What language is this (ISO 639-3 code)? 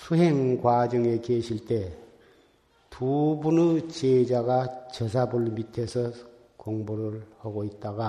kor